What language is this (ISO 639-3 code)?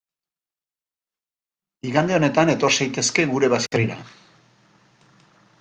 eus